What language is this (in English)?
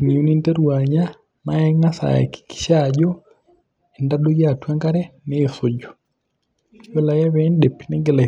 Masai